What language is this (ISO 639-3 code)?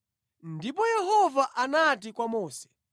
nya